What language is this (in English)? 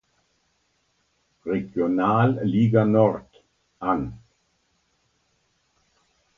German